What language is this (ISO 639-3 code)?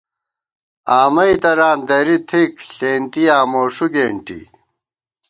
gwt